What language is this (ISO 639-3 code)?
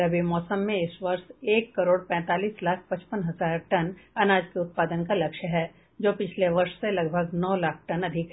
hin